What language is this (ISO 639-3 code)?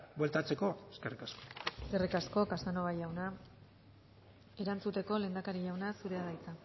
eus